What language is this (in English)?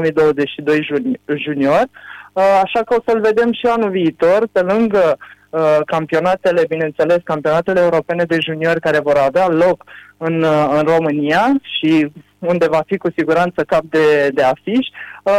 Romanian